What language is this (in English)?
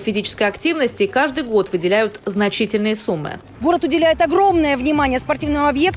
Russian